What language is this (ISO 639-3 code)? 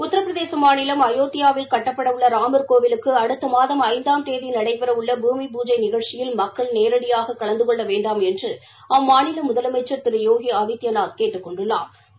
tam